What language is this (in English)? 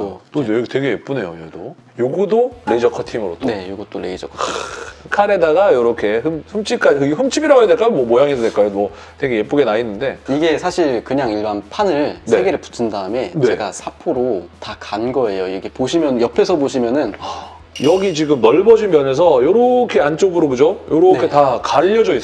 Korean